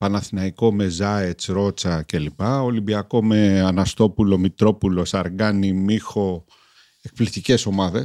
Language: Greek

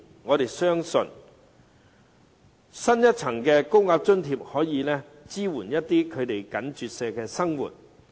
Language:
Cantonese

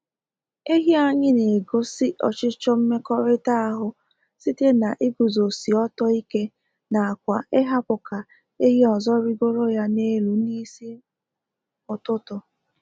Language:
Igbo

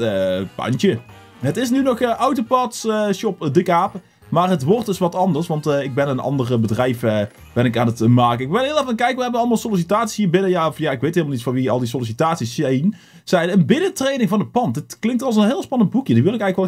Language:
Dutch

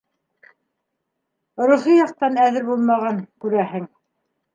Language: Bashkir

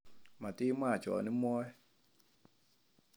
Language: Kalenjin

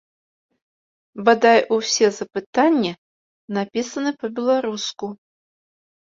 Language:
Belarusian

